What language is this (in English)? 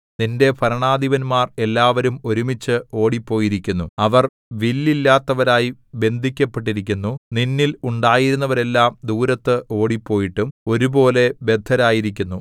Malayalam